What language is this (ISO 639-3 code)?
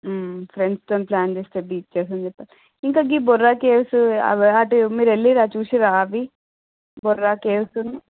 tel